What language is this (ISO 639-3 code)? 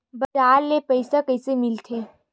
hne